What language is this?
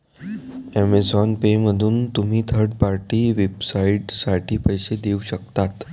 Marathi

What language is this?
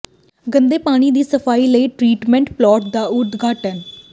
Punjabi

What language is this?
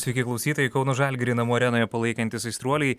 Lithuanian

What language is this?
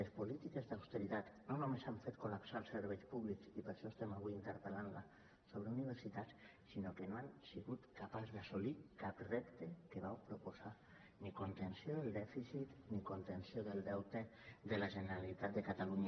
Catalan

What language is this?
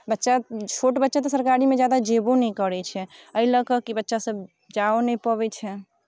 Maithili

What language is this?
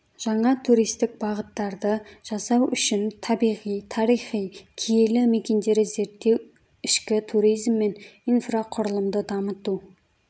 Kazakh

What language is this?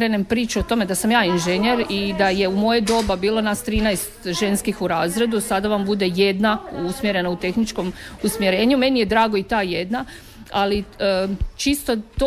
Croatian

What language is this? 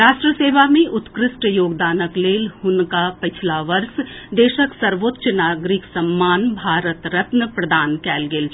Maithili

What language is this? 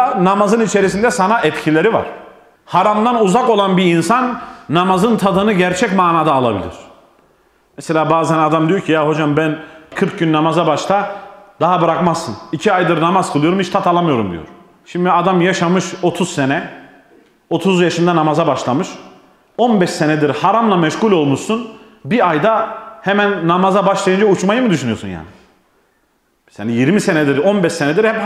Turkish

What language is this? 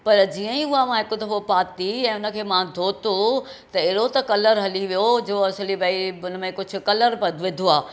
Sindhi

